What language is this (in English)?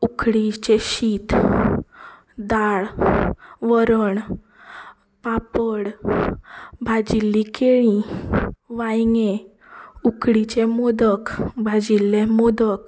Konkani